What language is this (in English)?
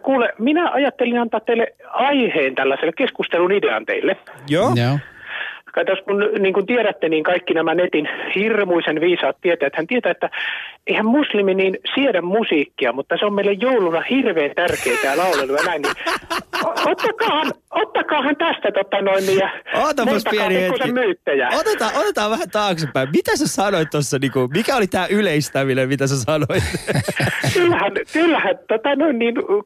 Finnish